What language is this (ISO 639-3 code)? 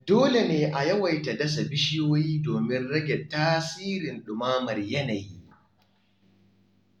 hau